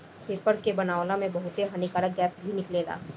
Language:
Bhojpuri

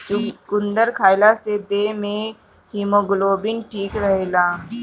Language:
Bhojpuri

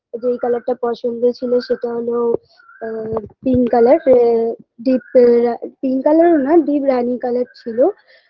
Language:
Bangla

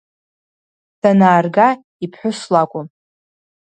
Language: Abkhazian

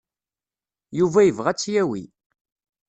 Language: Kabyle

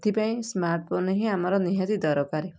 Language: Odia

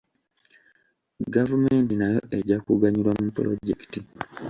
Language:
Ganda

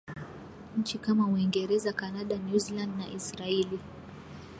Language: Swahili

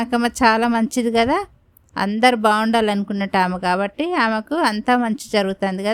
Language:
Telugu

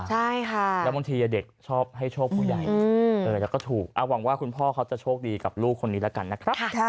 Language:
Thai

